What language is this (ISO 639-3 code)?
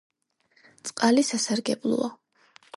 kat